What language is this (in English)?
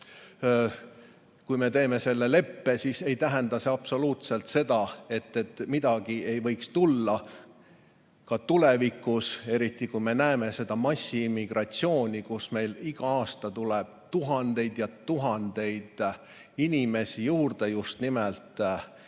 Estonian